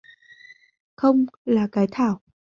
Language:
Vietnamese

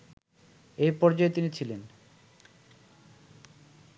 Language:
Bangla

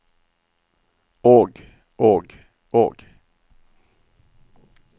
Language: Norwegian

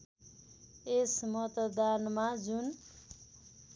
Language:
Nepali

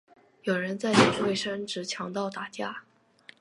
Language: Chinese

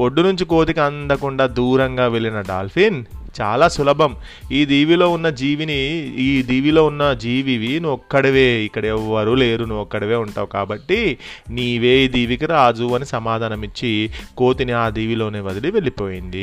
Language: Telugu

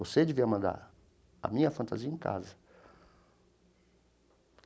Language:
Portuguese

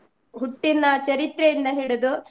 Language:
Kannada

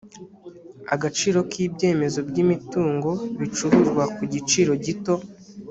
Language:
Kinyarwanda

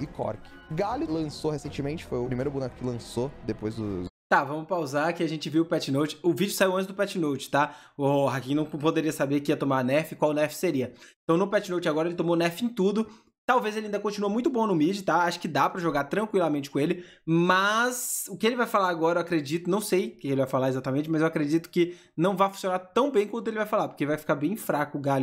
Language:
Portuguese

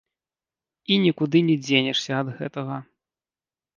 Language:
Belarusian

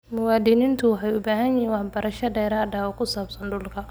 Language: Somali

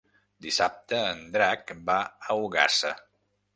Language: Catalan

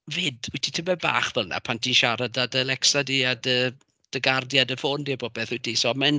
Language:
Welsh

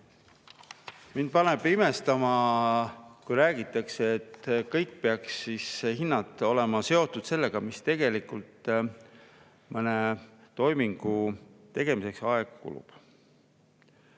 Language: Estonian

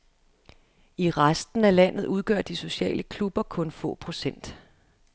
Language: Danish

